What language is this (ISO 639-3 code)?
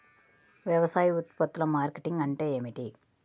tel